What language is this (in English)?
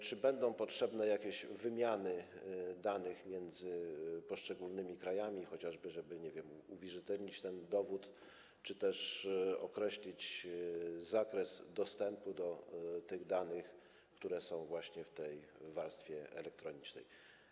Polish